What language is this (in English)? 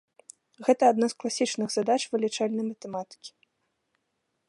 Belarusian